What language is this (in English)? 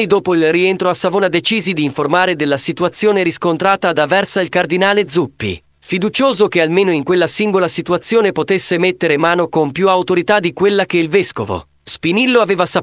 Italian